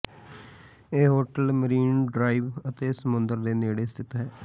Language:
Punjabi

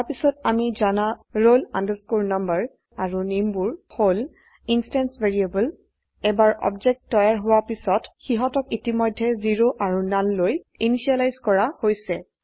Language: Assamese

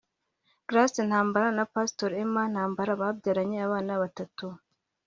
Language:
Kinyarwanda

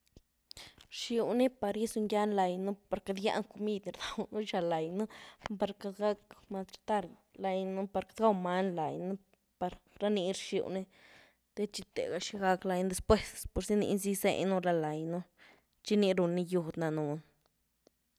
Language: Güilá Zapotec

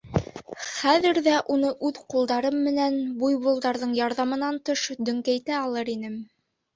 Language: Bashkir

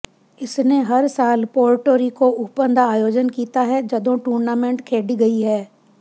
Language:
Punjabi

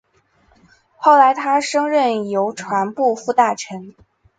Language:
Chinese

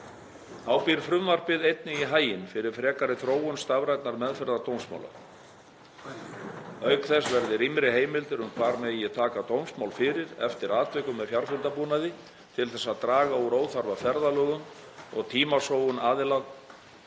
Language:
Icelandic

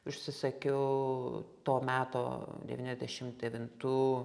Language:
Lithuanian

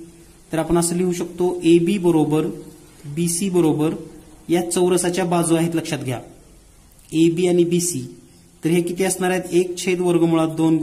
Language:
Hindi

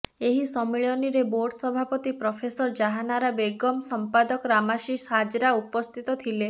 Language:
Odia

